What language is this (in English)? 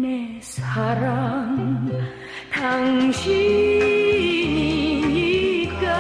Korean